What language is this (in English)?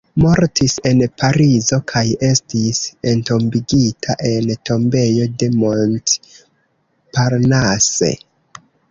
Esperanto